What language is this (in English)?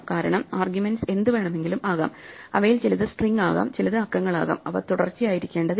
Malayalam